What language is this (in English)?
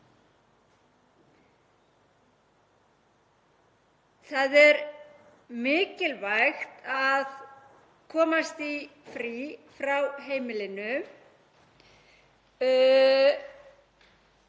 Icelandic